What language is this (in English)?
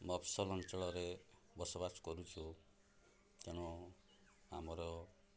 Odia